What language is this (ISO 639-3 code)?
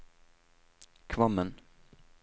nor